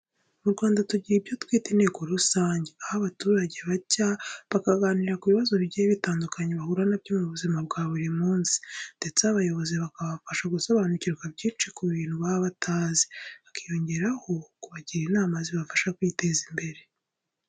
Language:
Kinyarwanda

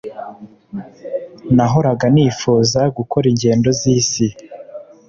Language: Kinyarwanda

